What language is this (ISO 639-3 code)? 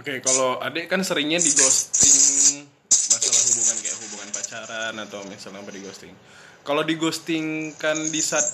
ind